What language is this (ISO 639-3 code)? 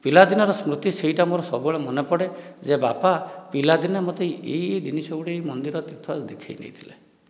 ori